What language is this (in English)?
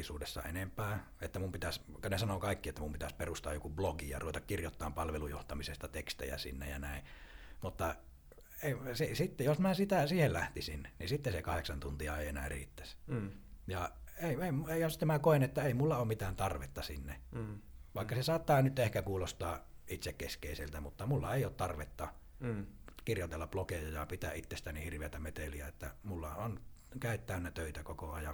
Finnish